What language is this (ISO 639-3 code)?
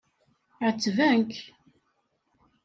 kab